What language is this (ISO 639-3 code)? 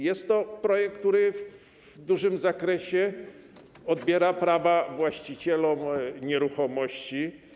pol